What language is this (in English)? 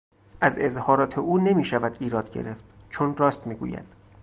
Persian